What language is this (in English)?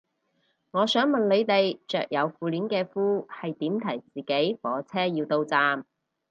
Cantonese